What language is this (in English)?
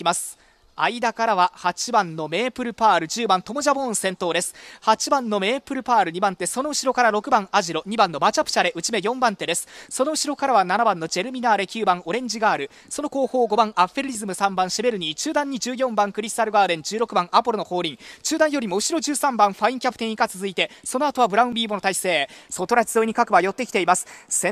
Japanese